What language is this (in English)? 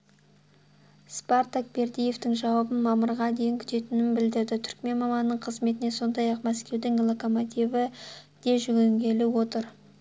Kazakh